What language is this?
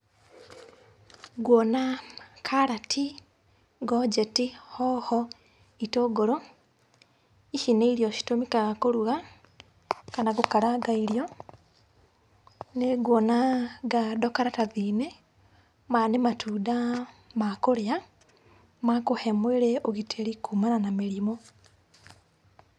Kikuyu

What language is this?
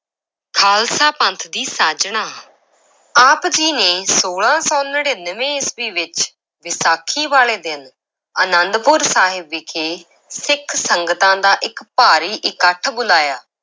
Punjabi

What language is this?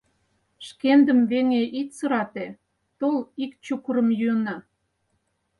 Mari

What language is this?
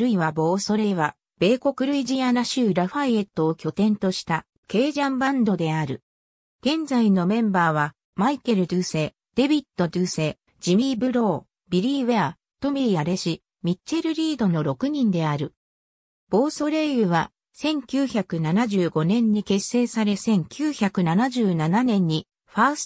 Japanese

